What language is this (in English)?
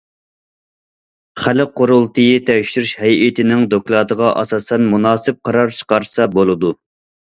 Uyghur